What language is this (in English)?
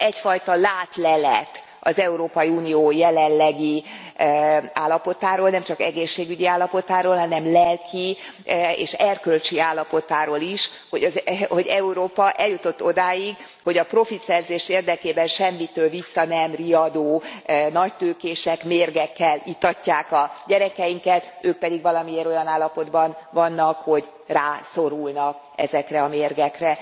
Hungarian